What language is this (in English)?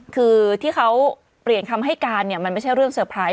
Thai